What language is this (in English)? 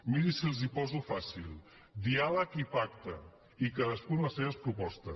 Catalan